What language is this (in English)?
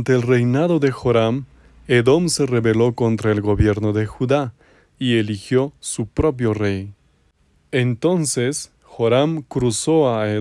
Spanish